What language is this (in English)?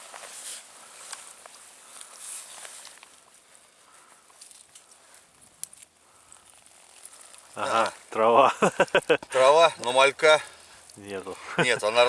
Russian